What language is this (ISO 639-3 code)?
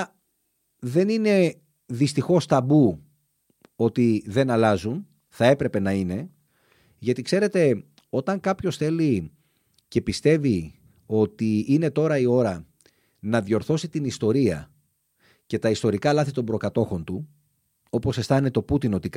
ell